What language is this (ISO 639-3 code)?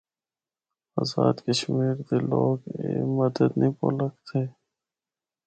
hno